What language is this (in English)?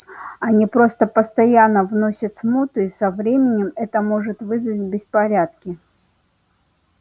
Russian